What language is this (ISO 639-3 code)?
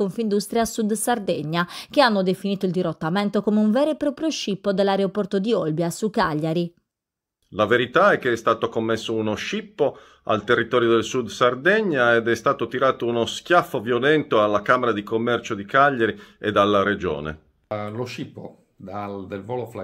ita